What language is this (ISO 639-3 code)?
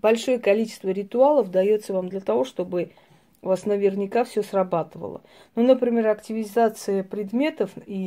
rus